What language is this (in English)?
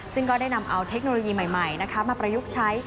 Thai